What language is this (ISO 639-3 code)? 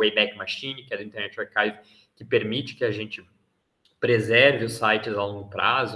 por